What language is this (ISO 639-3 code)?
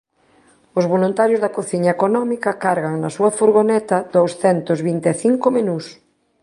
glg